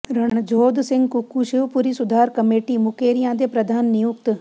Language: Punjabi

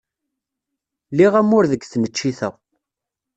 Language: Kabyle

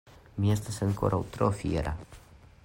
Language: Esperanto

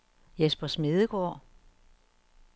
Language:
Danish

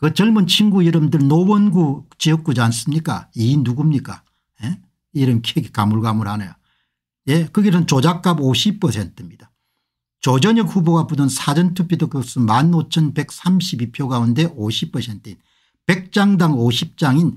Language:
Korean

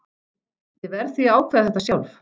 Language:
Icelandic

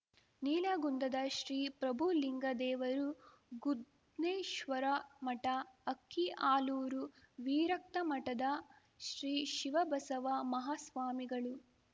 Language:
Kannada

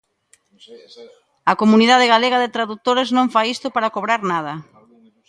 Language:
Galician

